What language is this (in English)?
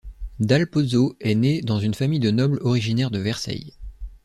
French